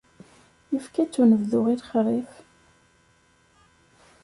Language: Kabyle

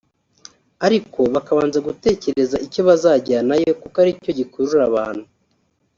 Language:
Kinyarwanda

